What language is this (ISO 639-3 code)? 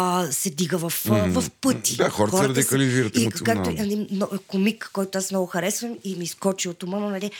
bul